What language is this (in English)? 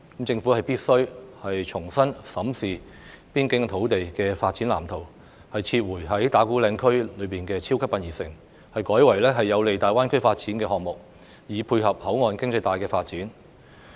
Cantonese